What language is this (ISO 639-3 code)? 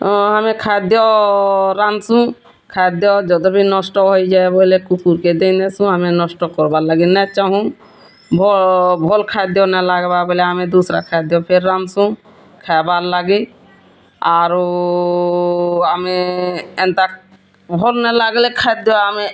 ori